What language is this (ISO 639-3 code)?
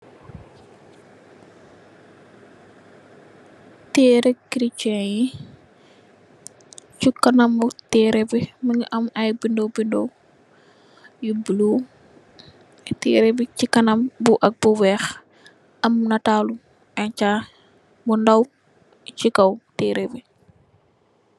wol